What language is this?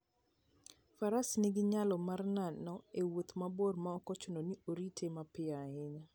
Luo (Kenya and Tanzania)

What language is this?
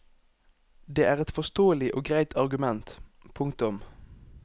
Norwegian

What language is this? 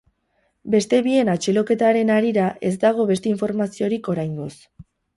Basque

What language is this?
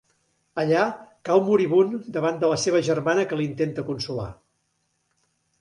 Catalan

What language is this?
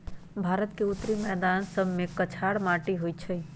Magahi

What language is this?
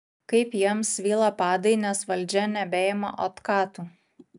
Lithuanian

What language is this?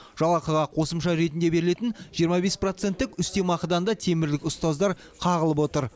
Kazakh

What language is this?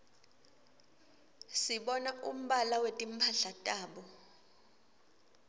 Swati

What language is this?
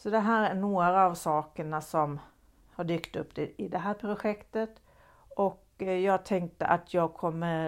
Swedish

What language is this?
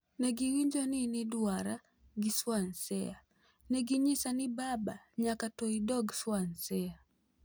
Luo (Kenya and Tanzania)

